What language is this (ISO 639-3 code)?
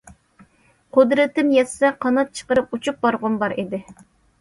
uig